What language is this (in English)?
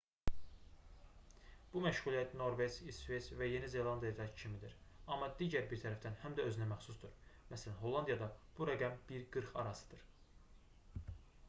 Azerbaijani